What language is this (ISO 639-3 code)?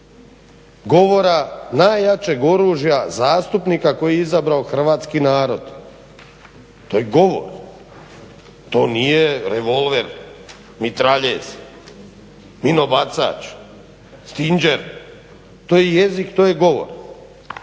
hrv